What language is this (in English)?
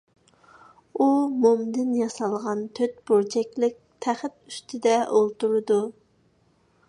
Uyghur